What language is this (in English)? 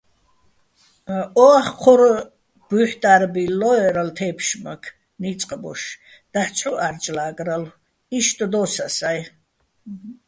Bats